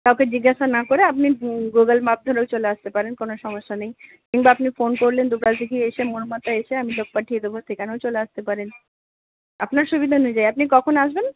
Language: Bangla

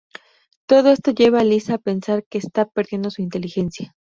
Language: Spanish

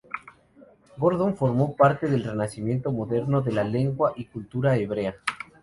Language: Spanish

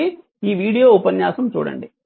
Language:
Telugu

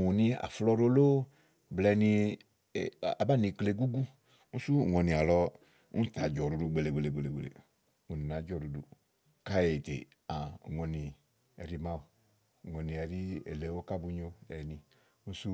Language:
Igo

